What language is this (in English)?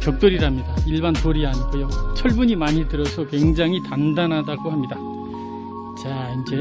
Korean